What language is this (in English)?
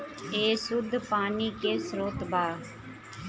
Bhojpuri